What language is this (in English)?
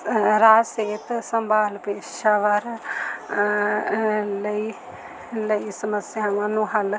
Punjabi